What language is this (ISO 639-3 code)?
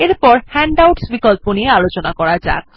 ben